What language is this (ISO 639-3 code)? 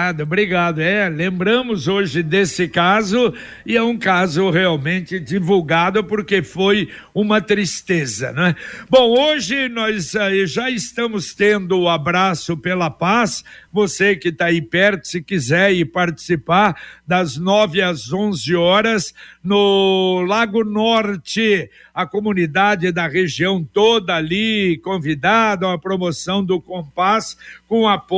por